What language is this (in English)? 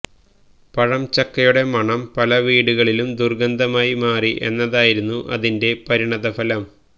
Malayalam